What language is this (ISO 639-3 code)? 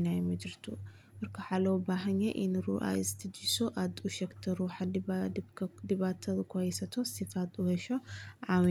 som